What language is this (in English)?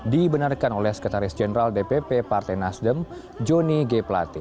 Indonesian